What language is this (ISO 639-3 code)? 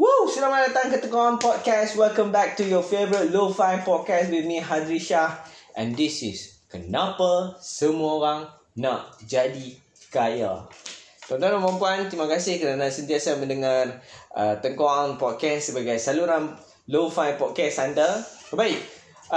msa